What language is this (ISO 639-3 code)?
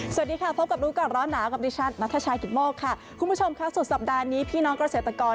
tha